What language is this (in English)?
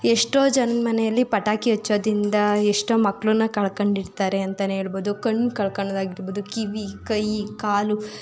Kannada